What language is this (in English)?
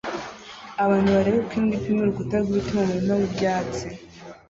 Kinyarwanda